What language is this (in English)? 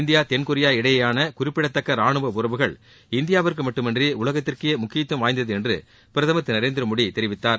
Tamil